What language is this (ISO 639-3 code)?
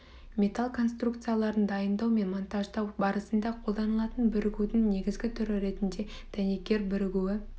kaz